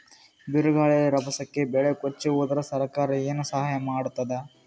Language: Kannada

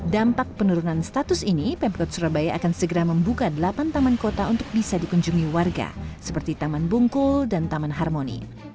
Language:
Indonesian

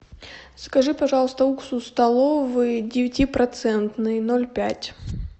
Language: Russian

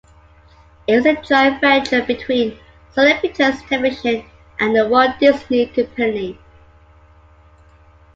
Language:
English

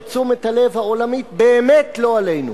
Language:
Hebrew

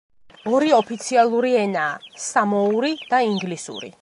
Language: Georgian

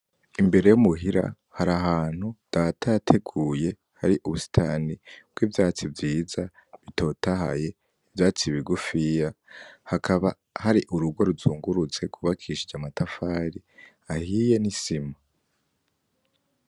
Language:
Rundi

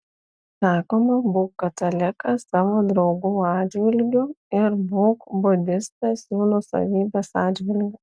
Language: Lithuanian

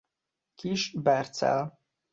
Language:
Hungarian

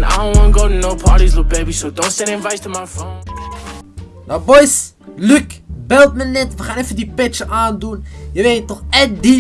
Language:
Dutch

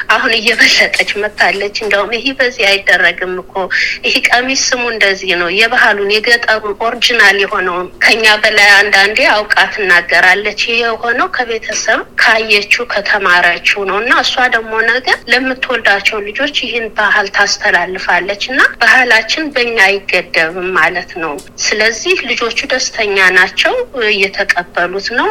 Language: Amharic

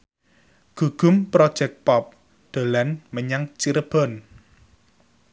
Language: Javanese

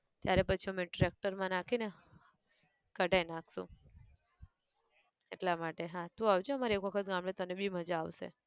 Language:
Gujarati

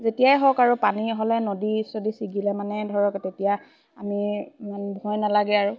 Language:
Assamese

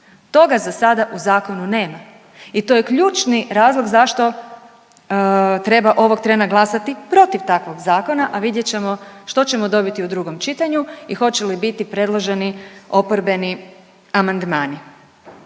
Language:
Croatian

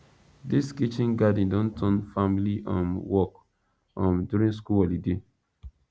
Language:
Nigerian Pidgin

